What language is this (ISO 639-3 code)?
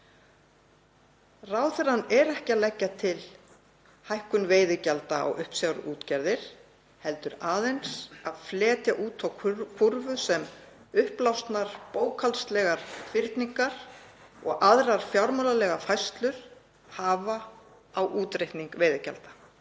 isl